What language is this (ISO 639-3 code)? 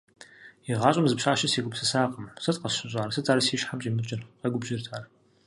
kbd